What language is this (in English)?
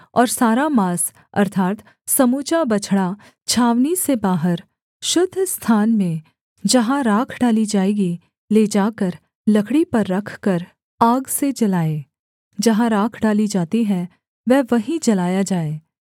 Hindi